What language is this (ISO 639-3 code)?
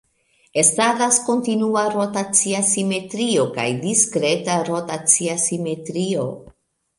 epo